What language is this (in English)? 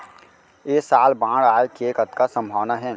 Chhattisgarhi